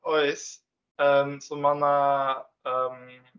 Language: Welsh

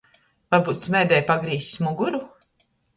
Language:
Latgalian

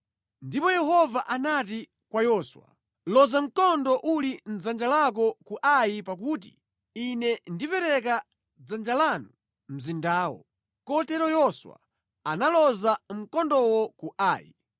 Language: Nyanja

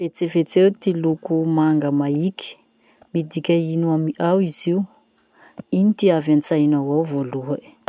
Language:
Masikoro Malagasy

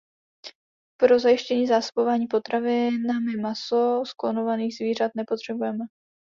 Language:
Czech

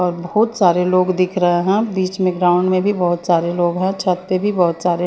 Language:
Hindi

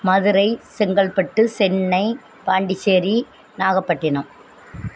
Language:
Tamil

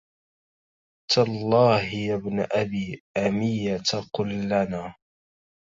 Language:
Arabic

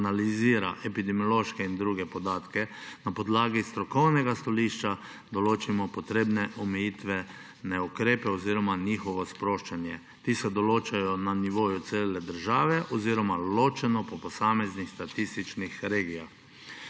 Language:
Slovenian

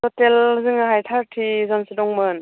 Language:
Bodo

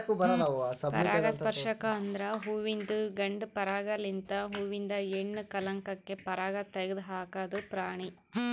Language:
Kannada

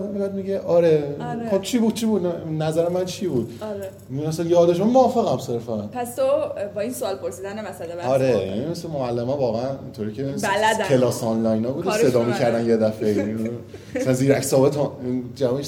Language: Persian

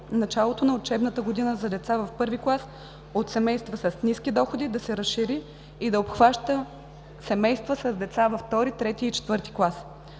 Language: Bulgarian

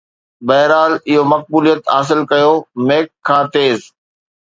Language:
Sindhi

